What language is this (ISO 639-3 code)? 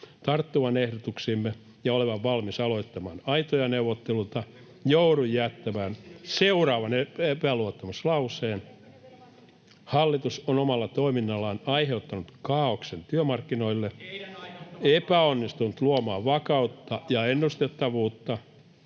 fin